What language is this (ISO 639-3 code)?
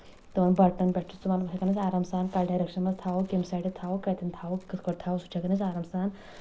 kas